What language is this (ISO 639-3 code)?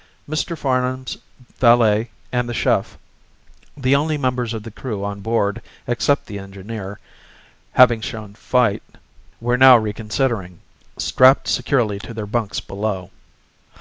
eng